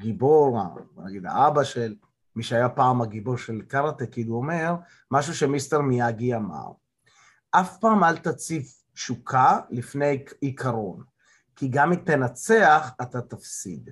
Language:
Hebrew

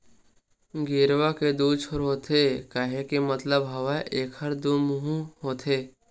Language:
Chhattisgarhi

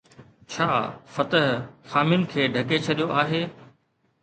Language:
Sindhi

